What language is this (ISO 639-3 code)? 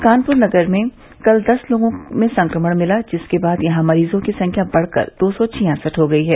hin